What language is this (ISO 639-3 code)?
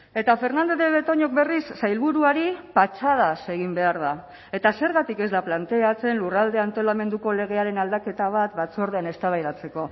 eus